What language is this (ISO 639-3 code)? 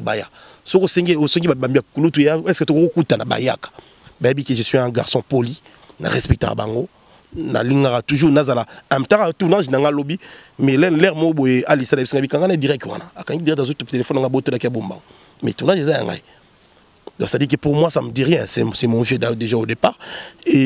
fra